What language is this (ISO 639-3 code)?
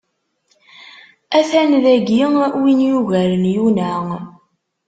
kab